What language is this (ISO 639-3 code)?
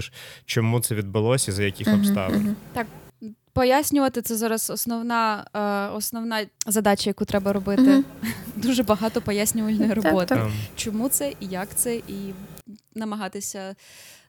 ukr